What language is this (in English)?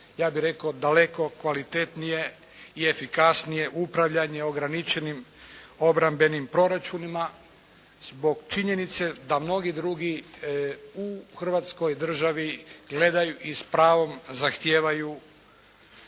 Croatian